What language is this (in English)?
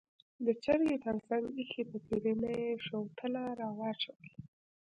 Pashto